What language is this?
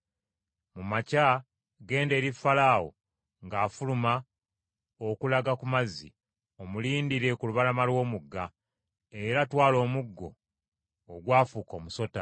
Ganda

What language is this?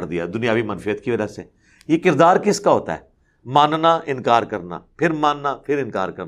Urdu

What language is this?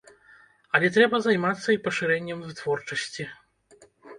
Belarusian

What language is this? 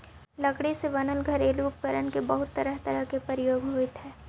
Magahi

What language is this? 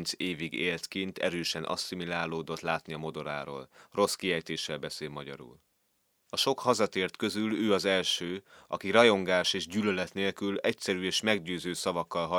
Hungarian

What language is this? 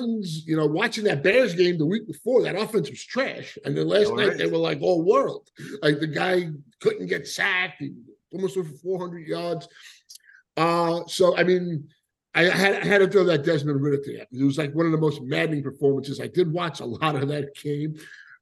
English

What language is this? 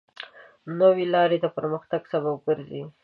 Pashto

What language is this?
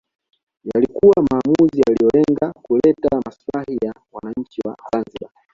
Swahili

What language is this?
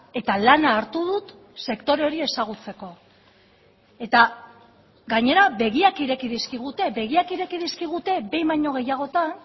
Basque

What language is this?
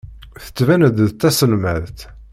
Kabyle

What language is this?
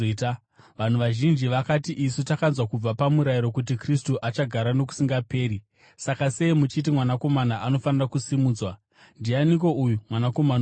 Shona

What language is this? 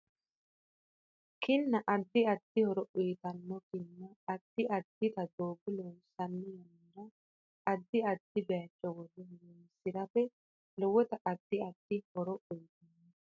Sidamo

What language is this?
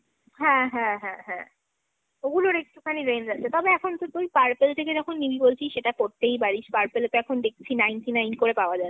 Bangla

